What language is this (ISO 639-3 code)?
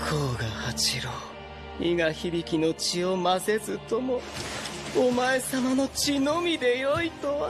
jpn